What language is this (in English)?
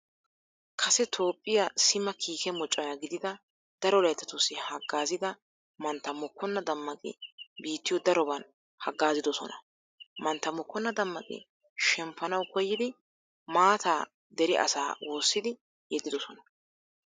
Wolaytta